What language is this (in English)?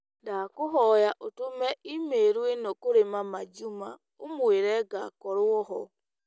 Kikuyu